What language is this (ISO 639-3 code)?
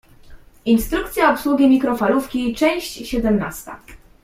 pol